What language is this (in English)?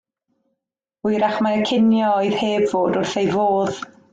Welsh